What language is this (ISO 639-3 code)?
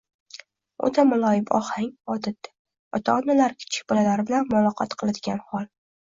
uzb